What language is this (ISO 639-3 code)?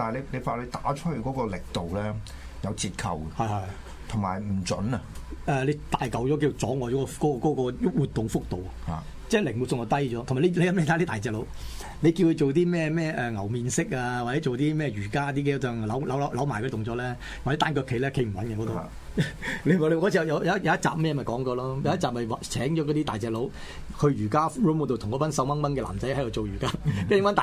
zho